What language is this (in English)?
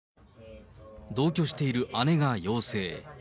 Japanese